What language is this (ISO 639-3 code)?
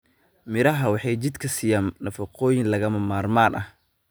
som